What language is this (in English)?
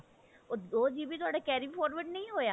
Punjabi